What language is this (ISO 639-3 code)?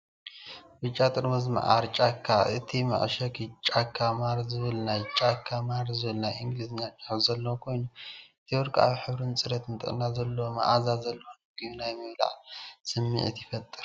tir